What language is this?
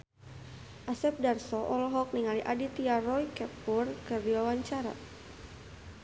Sundanese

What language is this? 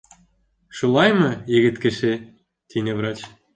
Bashkir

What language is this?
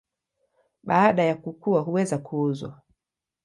Swahili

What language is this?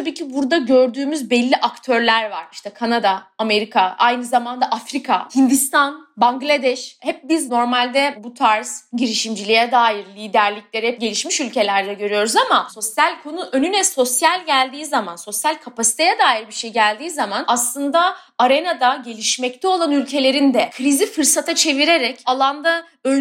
Turkish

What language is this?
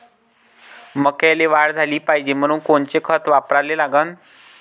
Marathi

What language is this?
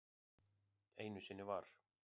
Icelandic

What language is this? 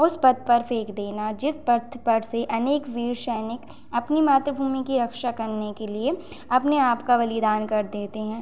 Hindi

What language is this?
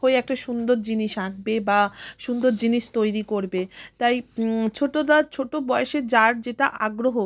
Bangla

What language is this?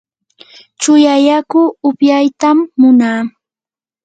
Yanahuanca Pasco Quechua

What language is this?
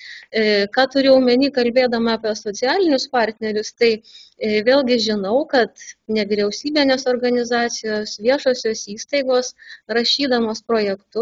Lithuanian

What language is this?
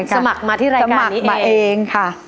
Thai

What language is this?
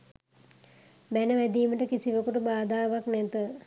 Sinhala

